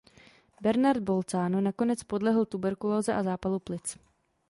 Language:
Czech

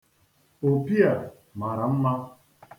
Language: Igbo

